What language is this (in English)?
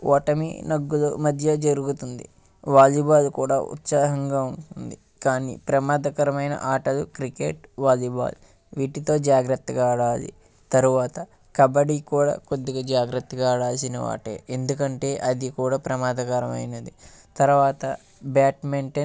Telugu